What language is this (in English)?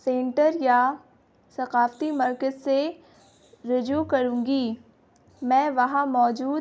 Urdu